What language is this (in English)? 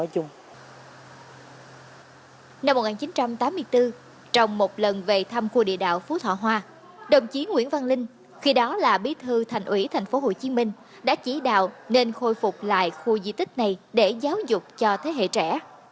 Vietnamese